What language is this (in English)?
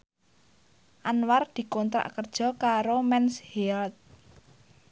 Javanese